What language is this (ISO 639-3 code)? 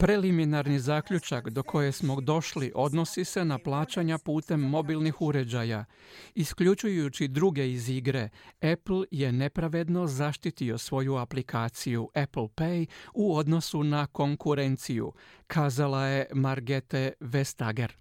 hrv